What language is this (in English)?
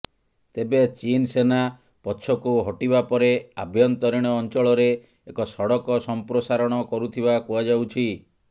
Odia